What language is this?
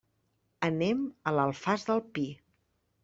Catalan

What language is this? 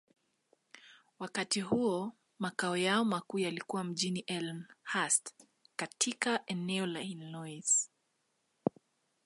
Swahili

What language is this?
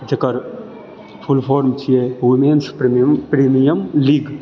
Maithili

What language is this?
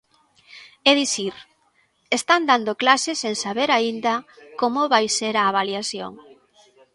Galician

